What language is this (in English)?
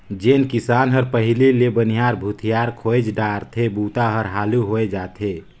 Chhattisgarhi